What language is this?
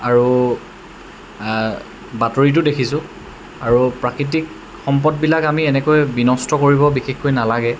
Assamese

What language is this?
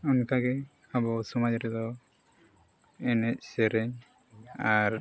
Santali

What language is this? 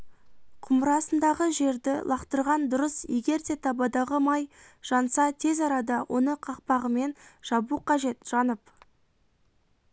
Kazakh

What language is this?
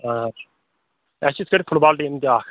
Kashmiri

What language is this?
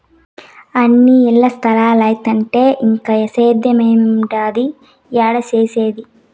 Telugu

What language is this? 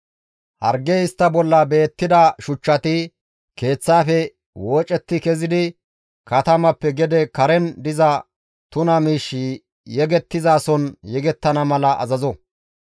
Gamo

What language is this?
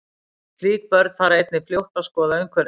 Icelandic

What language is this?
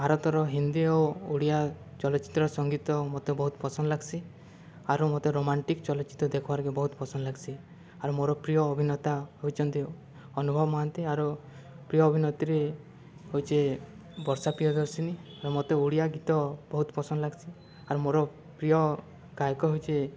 Odia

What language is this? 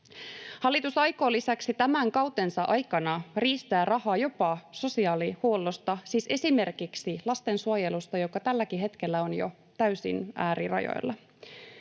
Finnish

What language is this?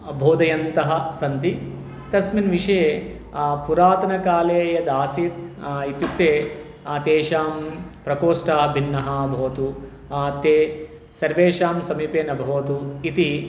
Sanskrit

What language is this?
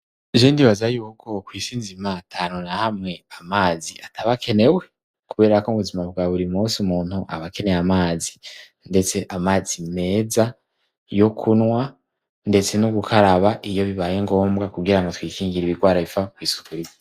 Rundi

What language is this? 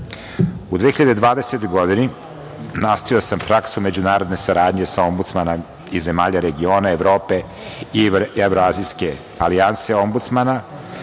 Serbian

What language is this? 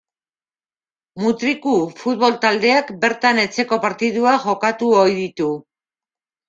Basque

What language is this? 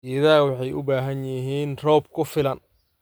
Somali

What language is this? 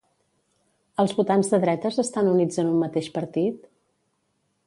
Catalan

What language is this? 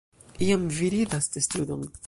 Esperanto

